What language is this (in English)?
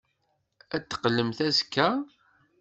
Kabyle